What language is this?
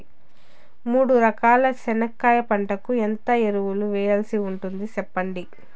Telugu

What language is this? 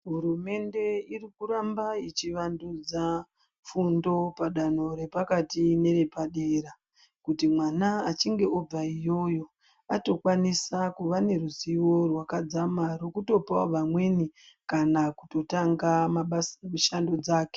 Ndau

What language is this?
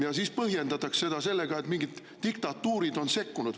Estonian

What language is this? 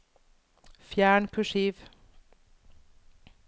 Norwegian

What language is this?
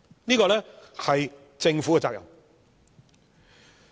Cantonese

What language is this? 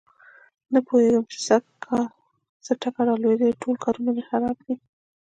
Pashto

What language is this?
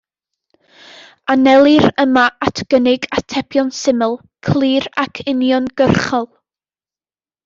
Welsh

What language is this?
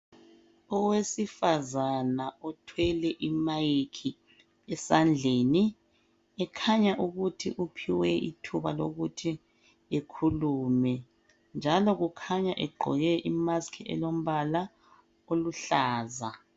North Ndebele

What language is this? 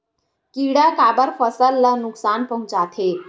Chhattisgarhi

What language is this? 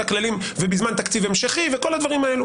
Hebrew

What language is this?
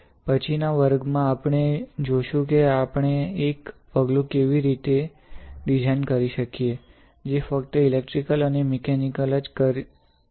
Gujarati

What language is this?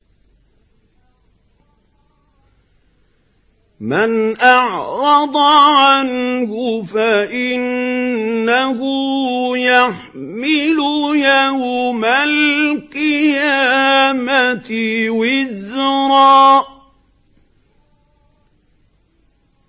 Arabic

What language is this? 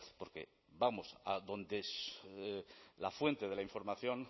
Spanish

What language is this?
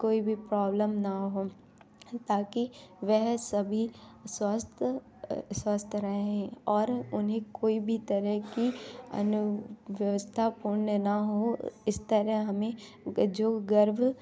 Hindi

